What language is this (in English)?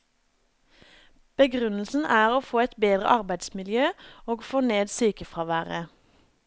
Norwegian